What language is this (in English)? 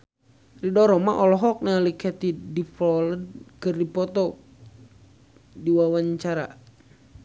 Sundanese